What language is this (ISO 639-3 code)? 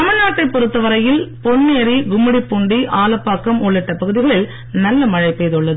tam